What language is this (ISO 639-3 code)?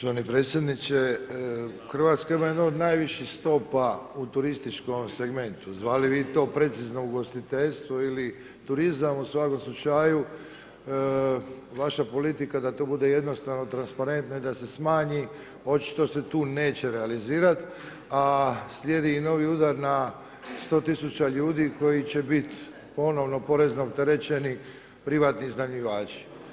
hrv